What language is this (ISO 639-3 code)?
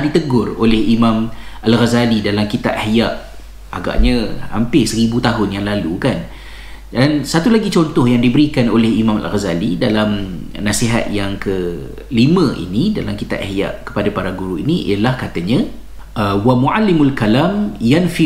msa